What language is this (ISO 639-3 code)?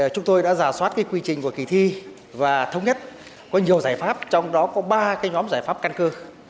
vie